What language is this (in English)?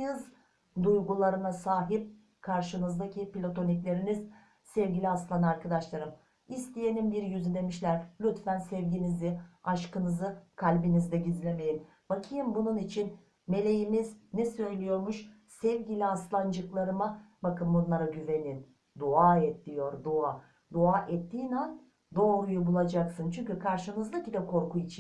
Turkish